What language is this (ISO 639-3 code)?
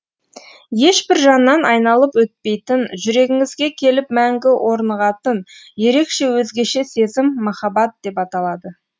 kaz